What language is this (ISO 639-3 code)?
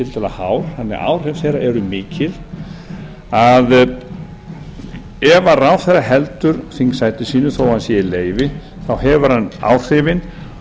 isl